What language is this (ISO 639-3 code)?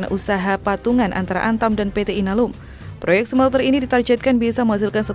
ind